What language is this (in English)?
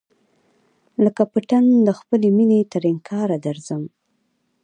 Pashto